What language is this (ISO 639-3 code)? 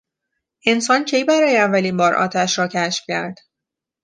fas